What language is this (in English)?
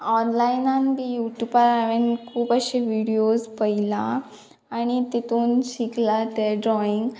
Konkani